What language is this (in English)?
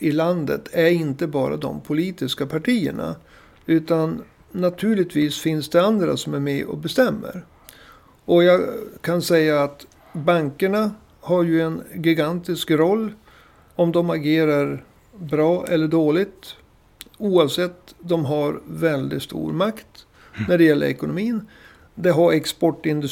Swedish